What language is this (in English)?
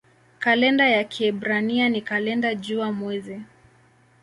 Swahili